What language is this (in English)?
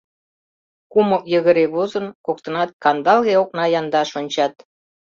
Mari